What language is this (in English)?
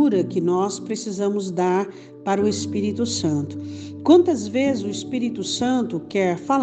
Portuguese